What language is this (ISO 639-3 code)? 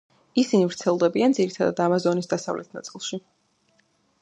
kat